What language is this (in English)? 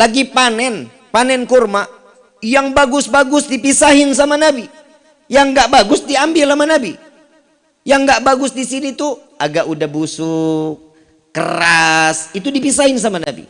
Indonesian